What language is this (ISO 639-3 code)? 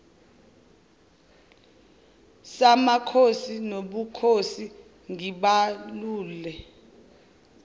zul